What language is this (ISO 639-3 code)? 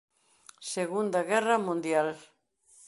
glg